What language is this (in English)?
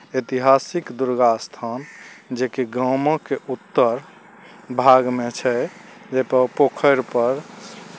Maithili